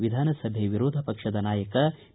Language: Kannada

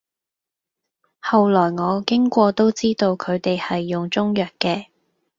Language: Cantonese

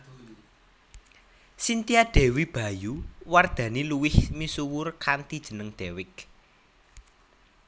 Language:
Javanese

